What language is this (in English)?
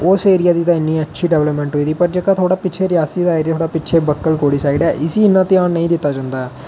Dogri